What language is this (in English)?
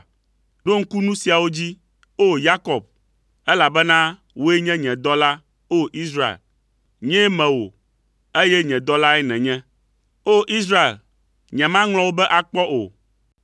Ewe